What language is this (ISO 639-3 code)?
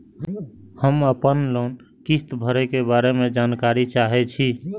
mai